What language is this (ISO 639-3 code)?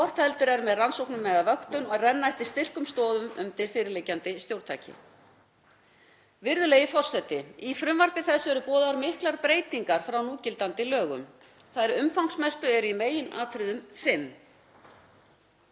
isl